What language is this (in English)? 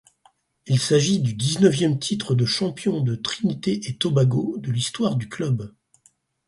French